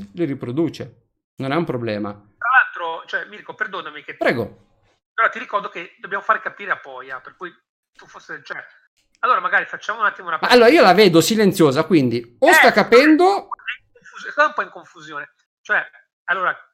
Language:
Italian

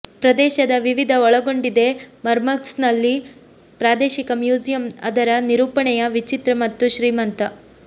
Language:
Kannada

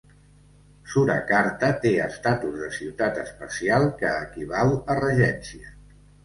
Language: Catalan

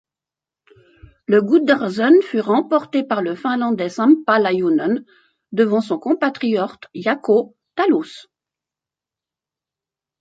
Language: French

